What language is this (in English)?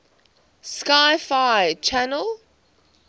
English